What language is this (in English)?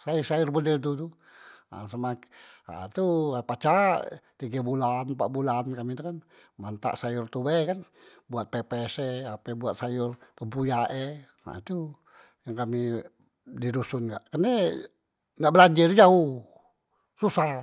Musi